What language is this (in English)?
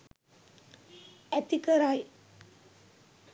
Sinhala